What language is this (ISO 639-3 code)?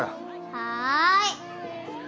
jpn